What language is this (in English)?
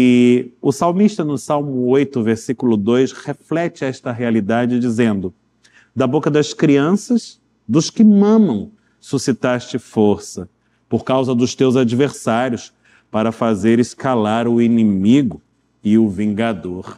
Portuguese